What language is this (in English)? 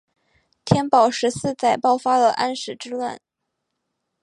Chinese